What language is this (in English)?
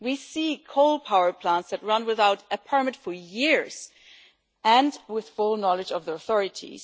English